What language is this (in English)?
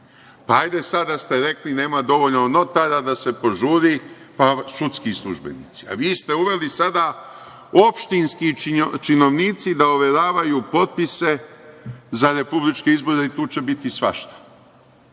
Serbian